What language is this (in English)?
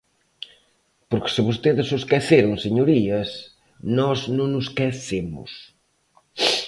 Galician